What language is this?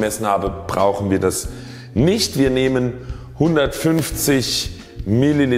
German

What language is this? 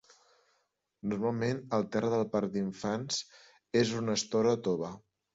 Catalan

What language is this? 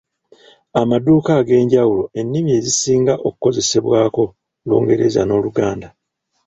Ganda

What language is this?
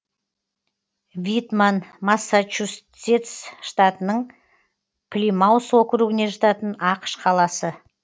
Kazakh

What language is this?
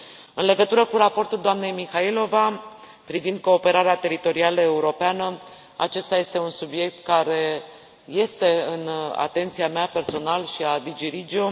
Romanian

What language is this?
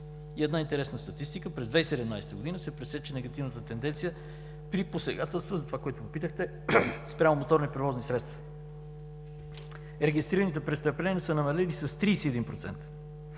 Bulgarian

